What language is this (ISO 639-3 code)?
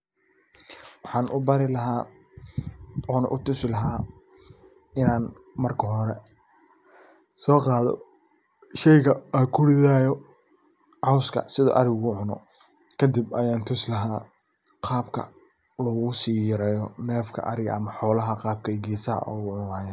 som